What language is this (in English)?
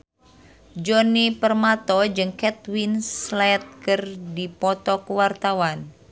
Sundanese